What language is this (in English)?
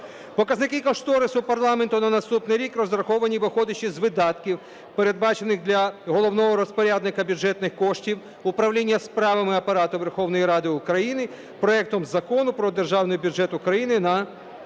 Ukrainian